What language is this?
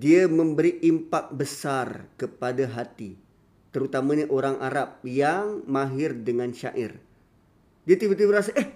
Malay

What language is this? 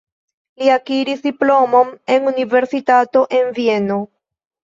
Esperanto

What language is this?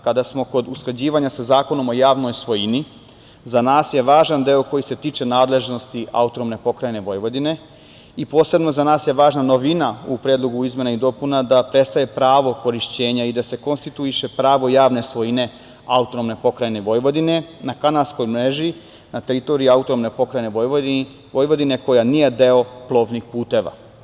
Serbian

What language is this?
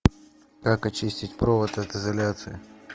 Russian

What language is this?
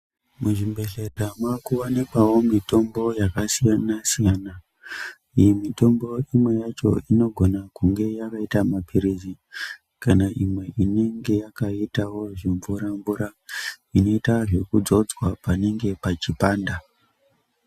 Ndau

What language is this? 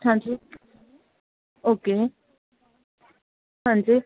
Punjabi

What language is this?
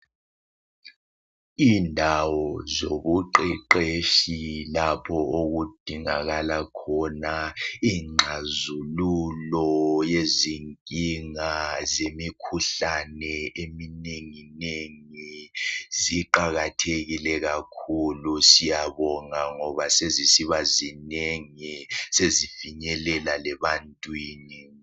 North Ndebele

